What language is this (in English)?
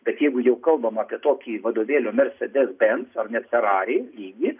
Lithuanian